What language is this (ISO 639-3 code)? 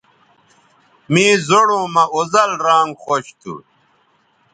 btv